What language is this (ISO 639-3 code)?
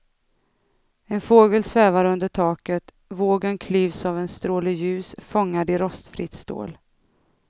swe